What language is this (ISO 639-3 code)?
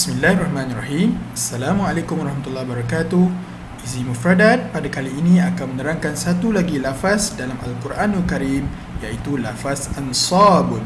msa